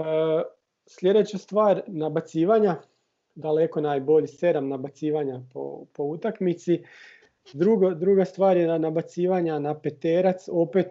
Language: Croatian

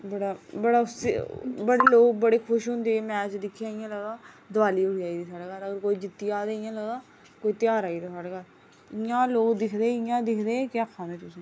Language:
Dogri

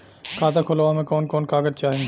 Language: Bhojpuri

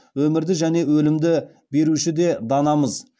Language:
Kazakh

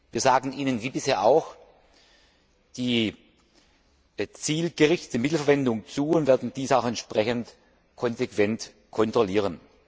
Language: German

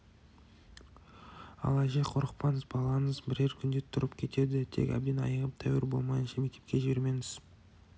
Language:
Kazakh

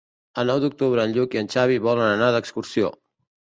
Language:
Catalan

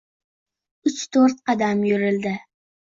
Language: Uzbek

